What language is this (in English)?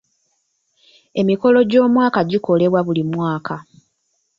Ganda